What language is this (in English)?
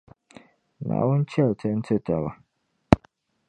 Dagbani